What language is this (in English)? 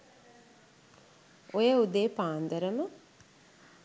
Sinhala